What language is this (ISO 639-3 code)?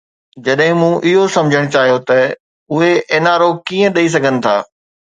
snd